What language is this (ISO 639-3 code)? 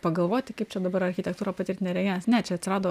lit